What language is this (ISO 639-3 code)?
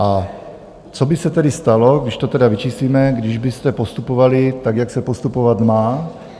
ces